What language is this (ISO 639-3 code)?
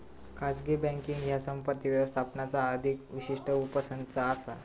mar